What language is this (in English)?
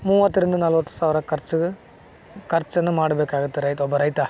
Kannada